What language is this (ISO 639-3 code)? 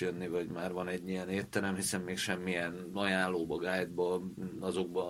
hun